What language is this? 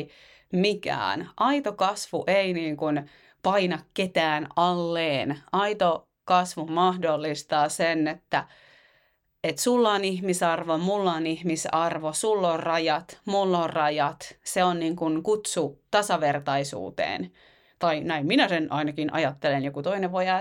Finnish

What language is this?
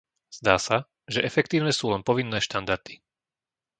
Slovak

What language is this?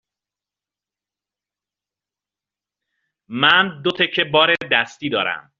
Persian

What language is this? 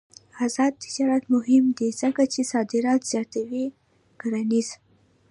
Pashto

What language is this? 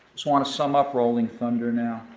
English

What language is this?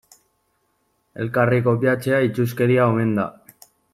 Basque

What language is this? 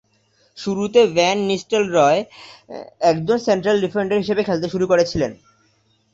Bangla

